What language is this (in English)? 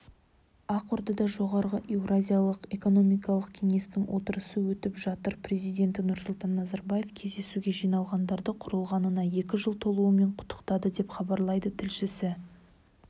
Kazakh